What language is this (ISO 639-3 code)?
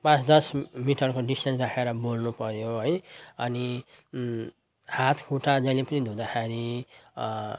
nep